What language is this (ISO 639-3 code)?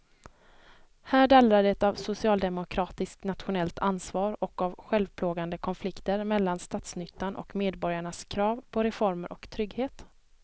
swe